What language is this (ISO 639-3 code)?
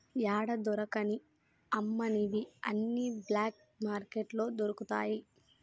tel